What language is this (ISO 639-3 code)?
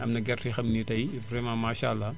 wol